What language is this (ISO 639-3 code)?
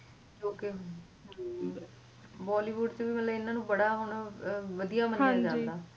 pan